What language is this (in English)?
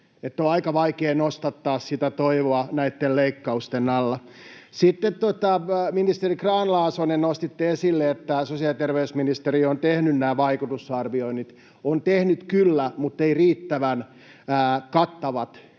Finnish